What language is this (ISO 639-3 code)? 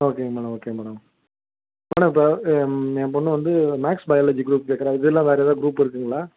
tam